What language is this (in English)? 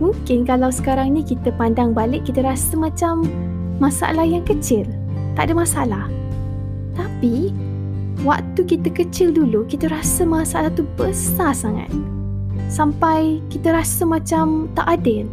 Malay